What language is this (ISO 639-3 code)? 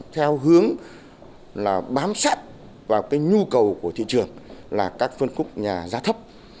vie